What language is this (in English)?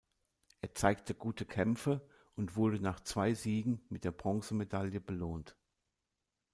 German